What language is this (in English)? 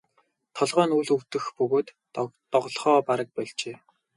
Mongolian